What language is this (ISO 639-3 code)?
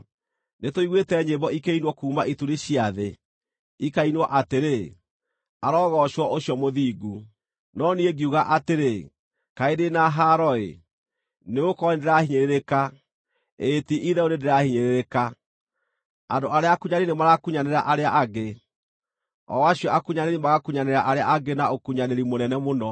kik